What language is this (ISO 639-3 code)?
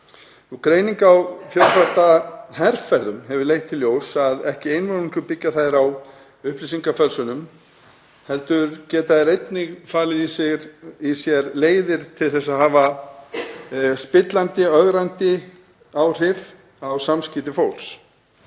isl